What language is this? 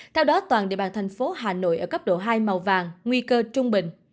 Vietnamese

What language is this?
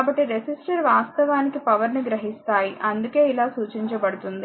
Telugu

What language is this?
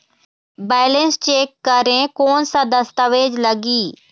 Chhattisgarhi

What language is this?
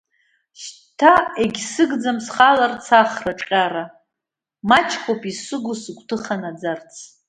Abkhazian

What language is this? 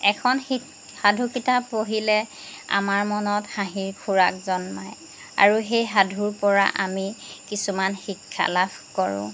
Assamese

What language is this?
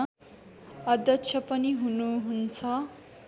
Nepali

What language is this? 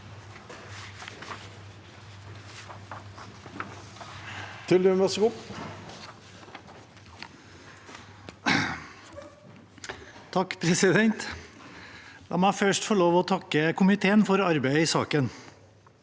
Norwegian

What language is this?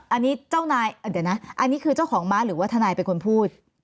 Thai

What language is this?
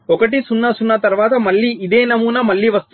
Telugu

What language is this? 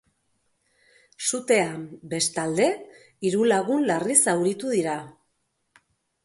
Basque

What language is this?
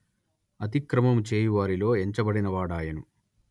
Telugu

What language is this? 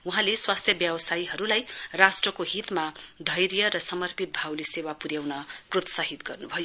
Nepali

